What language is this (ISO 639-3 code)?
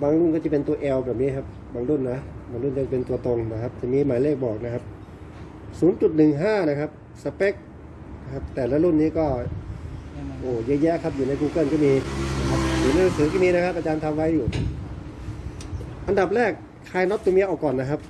tha